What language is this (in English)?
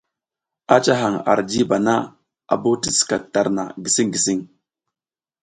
South Giziga